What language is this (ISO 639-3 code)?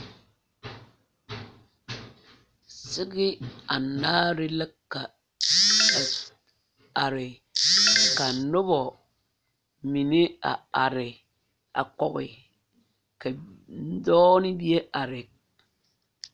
dga